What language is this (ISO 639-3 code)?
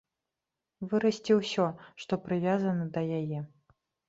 bel